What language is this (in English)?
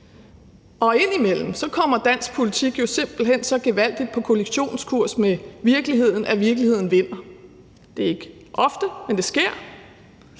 Danish